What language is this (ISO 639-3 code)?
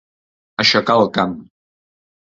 cat